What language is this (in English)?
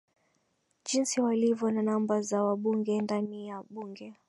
Swahili